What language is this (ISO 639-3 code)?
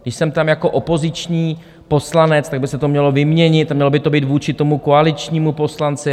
ces